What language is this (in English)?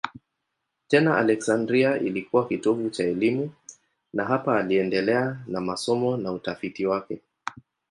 Swahili